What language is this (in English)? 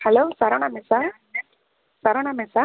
Tamil